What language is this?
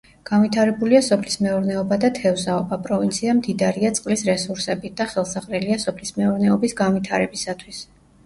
Georgian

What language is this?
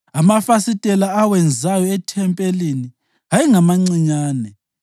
North Ndebele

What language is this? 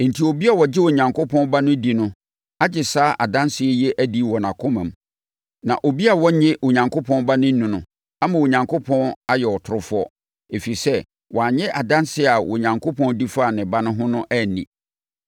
Akan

